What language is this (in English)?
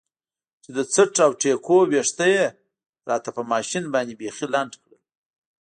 Pashto